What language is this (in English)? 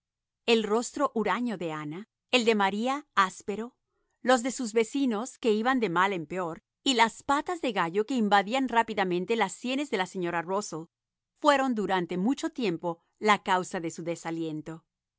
Spanish